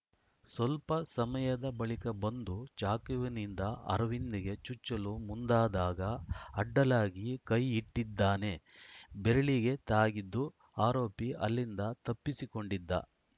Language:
Kannada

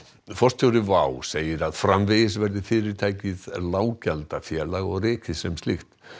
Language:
Icelandic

